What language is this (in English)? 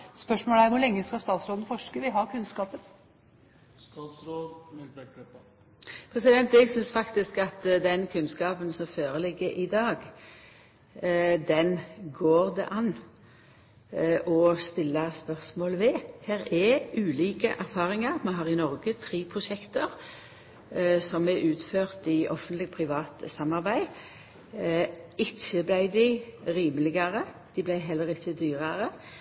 Norwegian